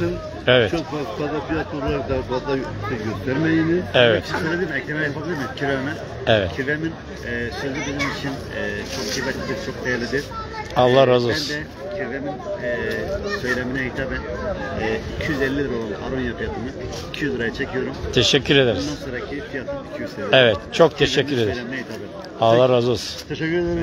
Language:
Turkish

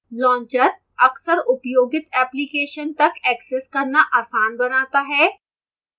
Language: Hindi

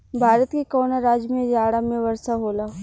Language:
Bhojpuri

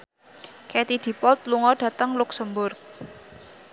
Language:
Javanese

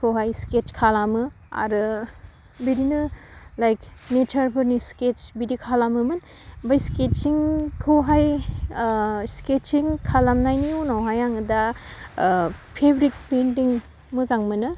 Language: Bodo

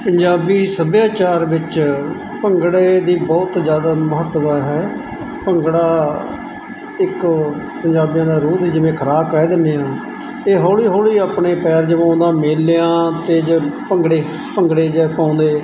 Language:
Punjabi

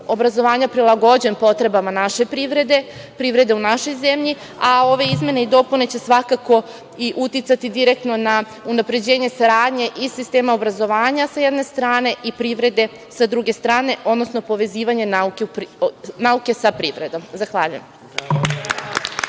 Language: Serbian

